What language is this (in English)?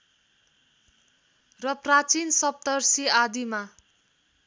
Nepali